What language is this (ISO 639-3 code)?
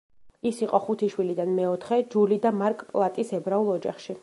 kat